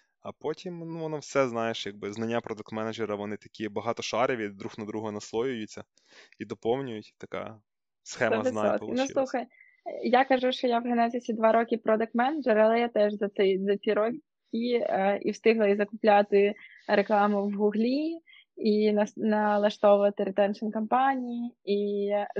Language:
Ukrainian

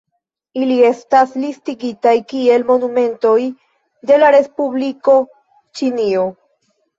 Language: Esperanto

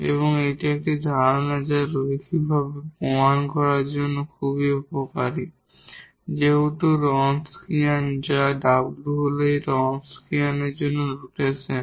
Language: Bangla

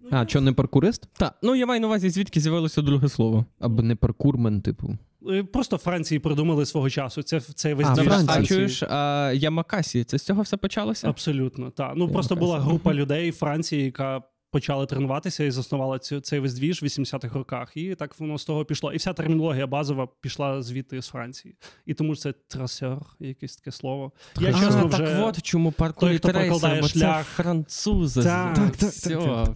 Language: Ukrainian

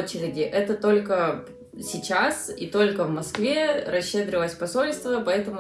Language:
Russian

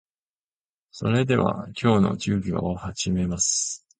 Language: Japanese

